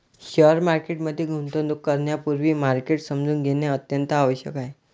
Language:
Marathi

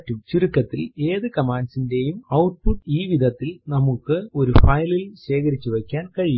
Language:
Malayalam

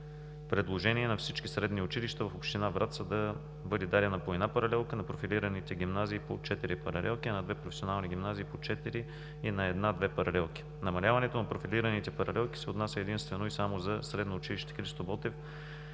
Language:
Bulgarian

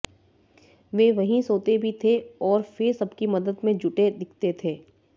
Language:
Hindi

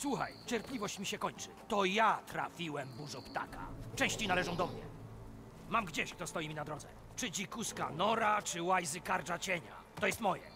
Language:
Polish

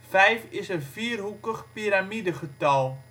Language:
Dutch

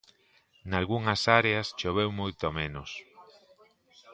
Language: Galician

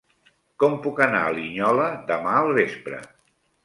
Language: Catalan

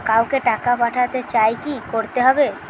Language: Bangla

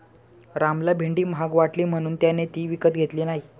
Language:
Marathi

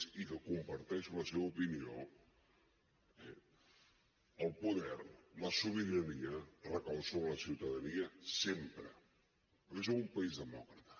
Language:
Catalan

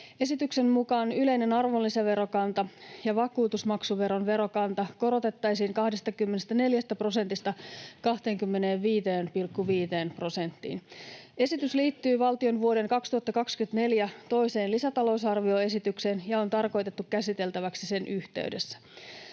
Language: Finnish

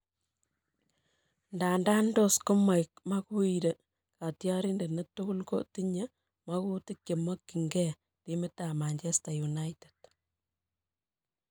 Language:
Kalenjin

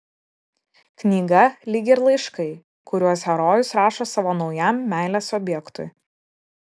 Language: Lithuanian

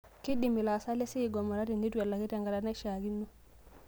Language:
Masai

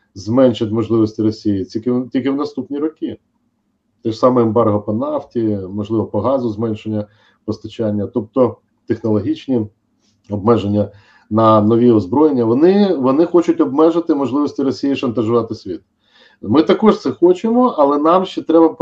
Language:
Ukrainian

